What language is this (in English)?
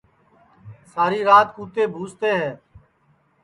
Sansi